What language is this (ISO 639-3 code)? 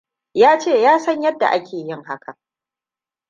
hau